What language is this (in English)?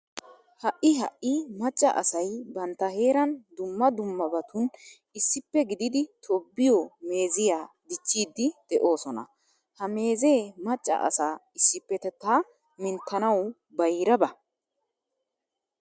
Wolaytta